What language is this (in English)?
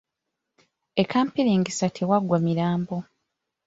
Ganda